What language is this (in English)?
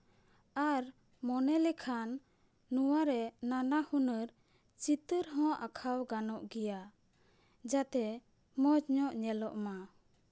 Santali